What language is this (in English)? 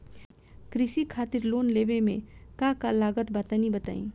Bhojpuri